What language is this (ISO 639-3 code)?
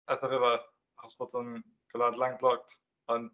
cym